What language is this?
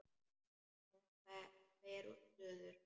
Icelandic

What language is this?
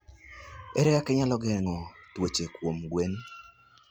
Luo (Kenya and Tanzania)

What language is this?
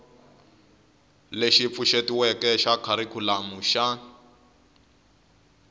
Tsonga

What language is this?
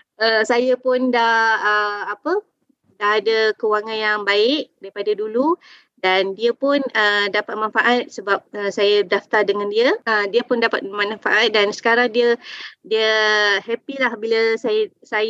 Malay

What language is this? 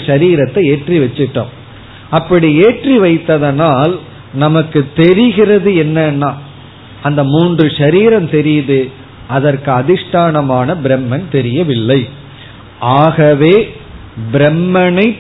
Tamil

